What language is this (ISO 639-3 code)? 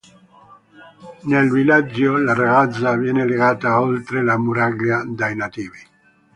ita